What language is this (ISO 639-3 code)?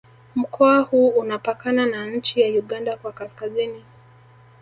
swa